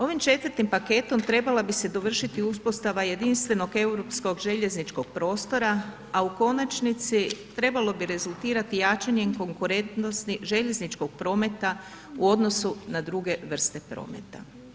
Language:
Croatian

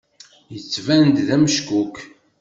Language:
Kabyle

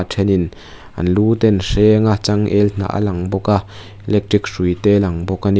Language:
Mizo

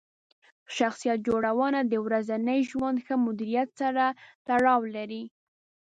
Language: Pashto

